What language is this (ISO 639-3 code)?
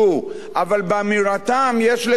heb